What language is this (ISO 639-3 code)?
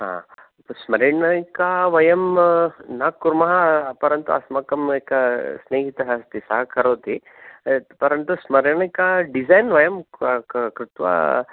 san